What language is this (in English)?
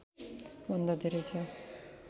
Nepali